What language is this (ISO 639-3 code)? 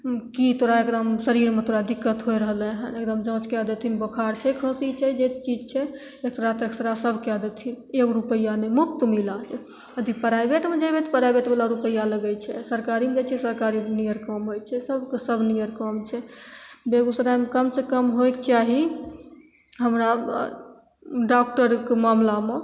mai